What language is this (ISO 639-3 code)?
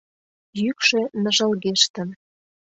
chm